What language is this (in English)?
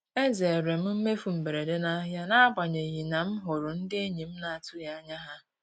Igbo